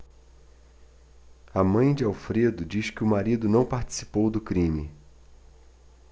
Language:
Portuguese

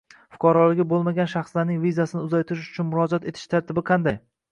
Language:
Uzbek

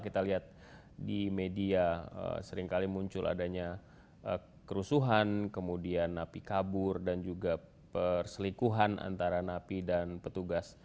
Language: Indonesian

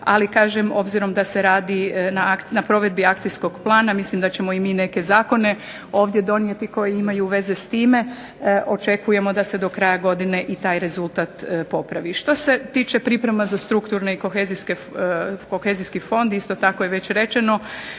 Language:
Croatian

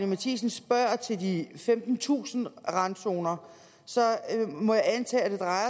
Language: Danish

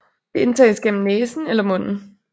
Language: Danish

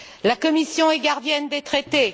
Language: French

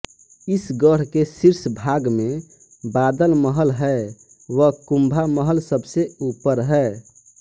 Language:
Hindi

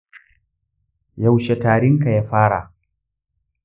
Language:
Hausa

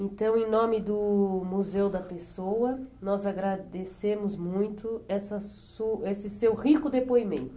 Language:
Portuguese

